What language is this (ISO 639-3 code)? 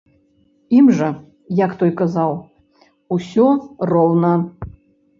bel